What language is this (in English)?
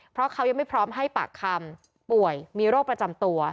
Thai